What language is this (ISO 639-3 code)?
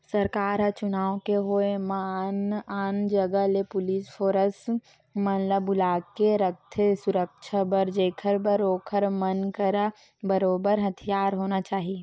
hne